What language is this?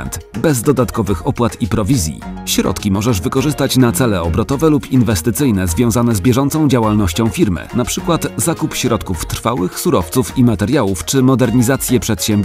Polish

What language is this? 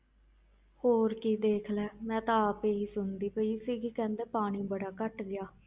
Punjabi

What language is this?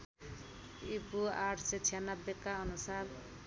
Nepali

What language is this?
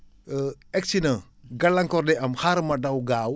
Wolof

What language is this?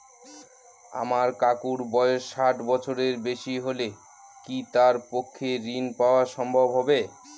Bangla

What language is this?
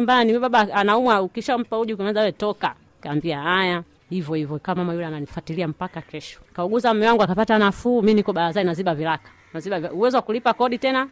Swahili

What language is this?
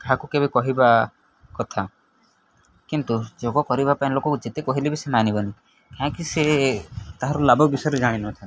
Odia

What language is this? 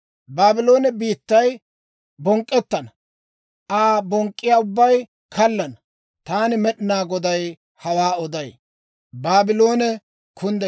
Dawro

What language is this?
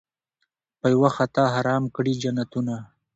Pashto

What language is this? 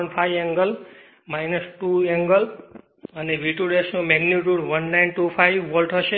Gujarati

